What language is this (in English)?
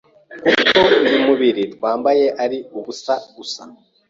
Kinyarwanda